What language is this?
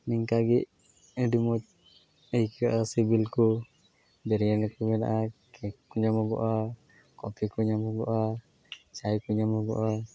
Santali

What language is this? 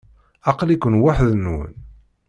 Kabyle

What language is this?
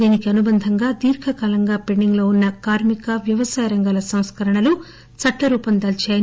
Telugu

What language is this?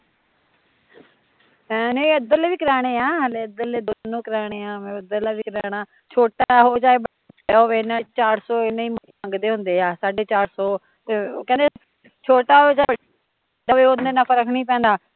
Punjabi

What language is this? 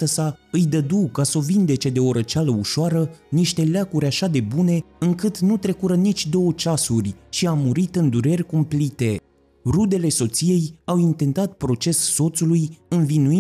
Romanian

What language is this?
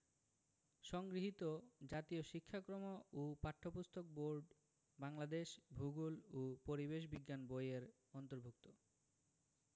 Bangla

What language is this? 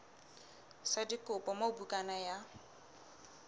Southern Sotho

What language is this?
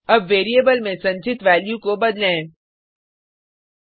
Hindi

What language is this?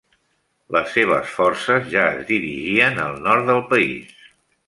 Catalan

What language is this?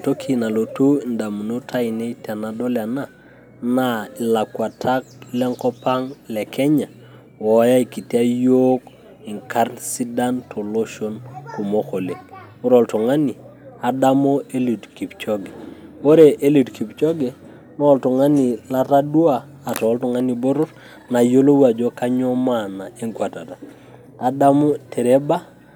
Masai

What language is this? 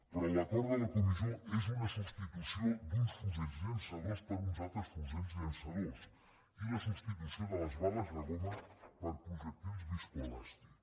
Catalan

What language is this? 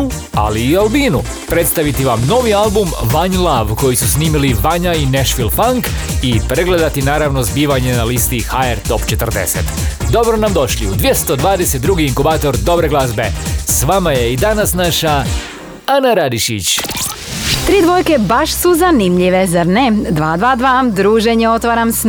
Croatian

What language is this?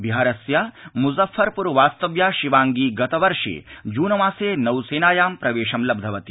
Sanskrit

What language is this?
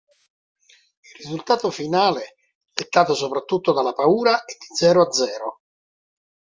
Italian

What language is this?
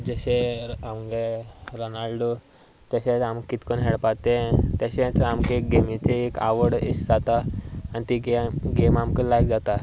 Konkani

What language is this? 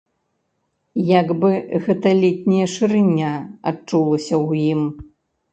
Belarusian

